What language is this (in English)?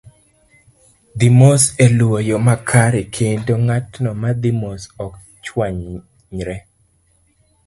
Luo (Kenya and Tanzania)